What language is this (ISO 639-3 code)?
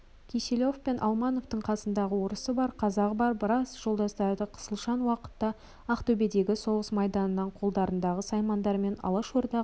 kaz